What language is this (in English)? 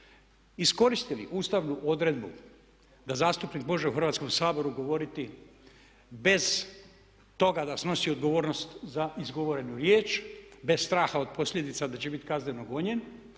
Croatian